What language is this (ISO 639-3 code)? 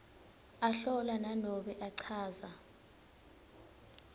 ssw